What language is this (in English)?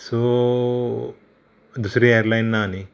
Konkani